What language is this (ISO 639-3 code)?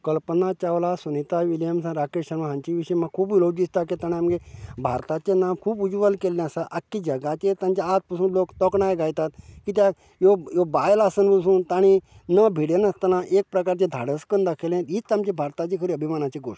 kok